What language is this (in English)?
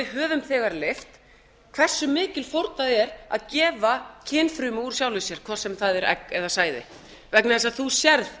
Icelandic